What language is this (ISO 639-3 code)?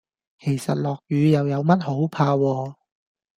yue